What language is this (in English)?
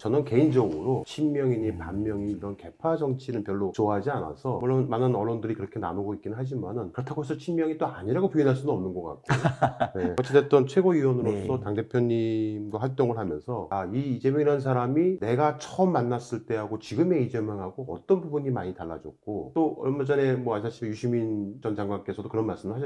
Korean